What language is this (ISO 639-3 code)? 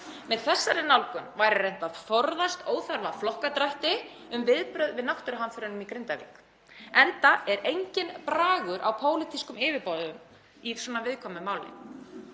isl